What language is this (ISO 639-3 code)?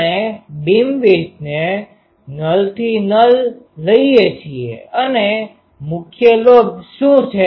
guj